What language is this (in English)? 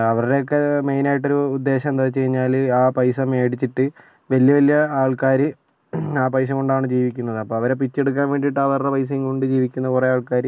Malayalam